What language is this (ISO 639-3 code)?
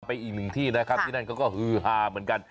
tha